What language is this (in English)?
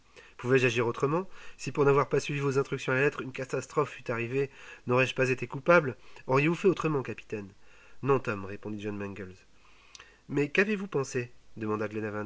French